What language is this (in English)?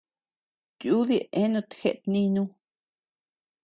Tepeuxila Cuicatec